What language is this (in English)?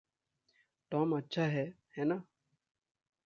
Hindi